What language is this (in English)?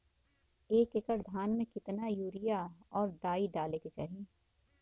Bhojpuri